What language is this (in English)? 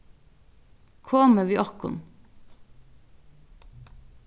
Faroese